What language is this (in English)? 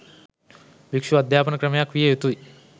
Sinhala